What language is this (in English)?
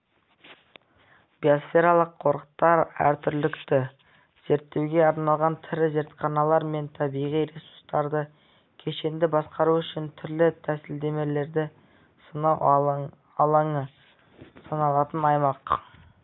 Kazakh